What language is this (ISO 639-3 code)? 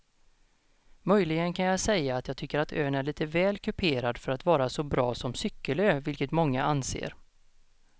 swe